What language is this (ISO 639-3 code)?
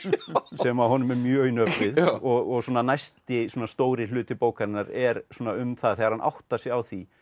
isl